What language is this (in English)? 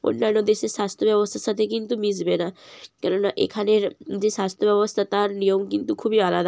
Bangla